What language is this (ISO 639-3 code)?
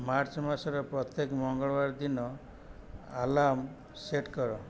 ori